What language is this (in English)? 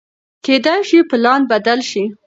Pashto